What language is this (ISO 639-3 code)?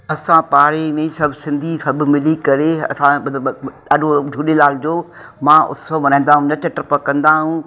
snd